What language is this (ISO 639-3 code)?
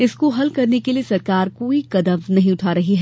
hin